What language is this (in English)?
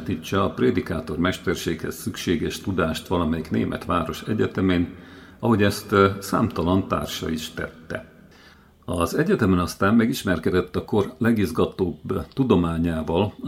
Hungarian